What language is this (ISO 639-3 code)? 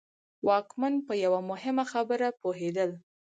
pus